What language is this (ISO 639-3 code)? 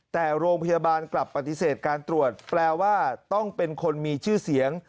tha